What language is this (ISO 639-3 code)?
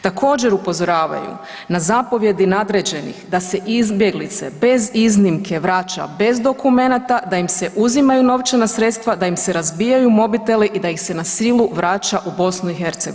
hrv